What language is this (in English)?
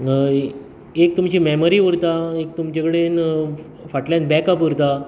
Konkani